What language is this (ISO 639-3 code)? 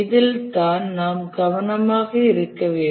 tam